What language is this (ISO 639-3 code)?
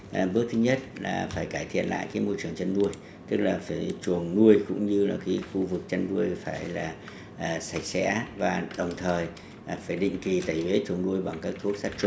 vie